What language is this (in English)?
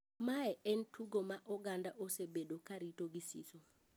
Luo (Kenya and Tanzania)